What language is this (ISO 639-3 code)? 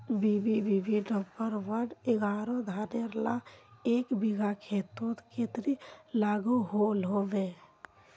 mag